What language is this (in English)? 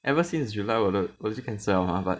English